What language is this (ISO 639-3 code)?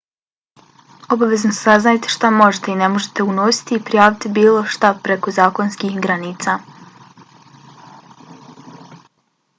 bos